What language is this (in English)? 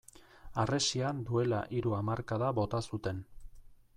Basque